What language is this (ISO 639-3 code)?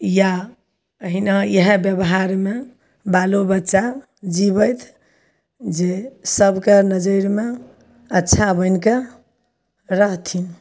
mai